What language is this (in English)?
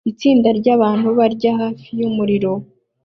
Kinyarwanda